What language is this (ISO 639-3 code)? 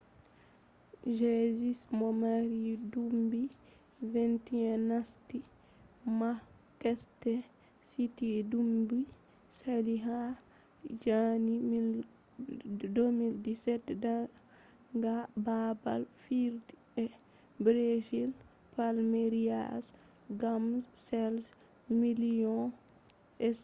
ful